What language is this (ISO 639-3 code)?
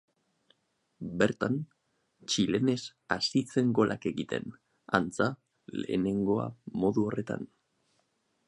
eus